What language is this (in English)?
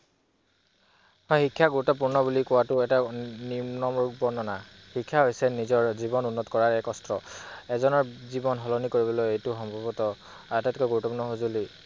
Assamese